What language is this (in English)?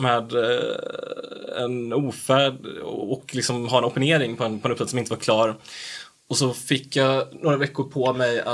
Swedish